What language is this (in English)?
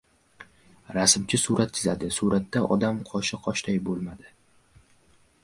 Uzbek